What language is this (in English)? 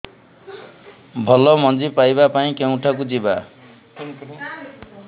Odia